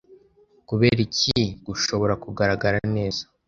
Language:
Kinyarwanda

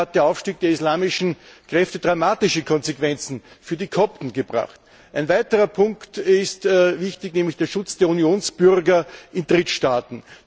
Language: German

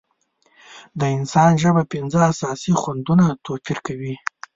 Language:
Pashto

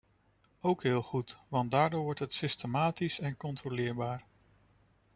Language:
Dutch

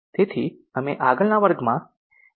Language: Gujarati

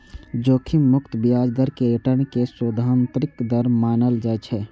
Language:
Maithili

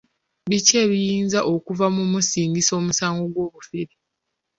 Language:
Ganda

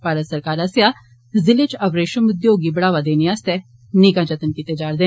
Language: Dogri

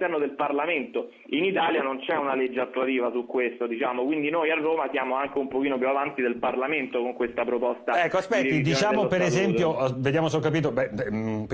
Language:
Italian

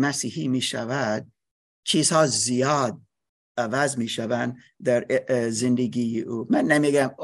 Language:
Persian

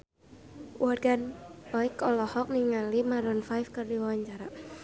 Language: Sundanese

